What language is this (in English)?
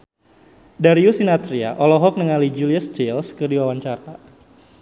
Sundanese